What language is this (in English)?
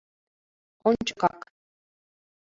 Mari